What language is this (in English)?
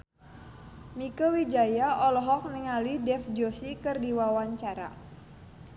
Sundanese